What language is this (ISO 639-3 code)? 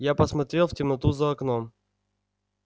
rus